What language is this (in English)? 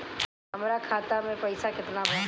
Bhojpuri